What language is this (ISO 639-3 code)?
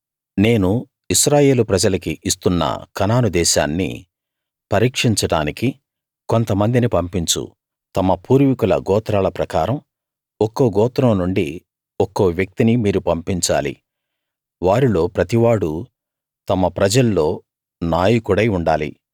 tel